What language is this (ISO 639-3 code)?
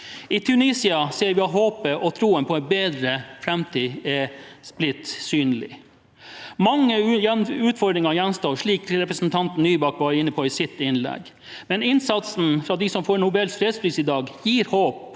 nor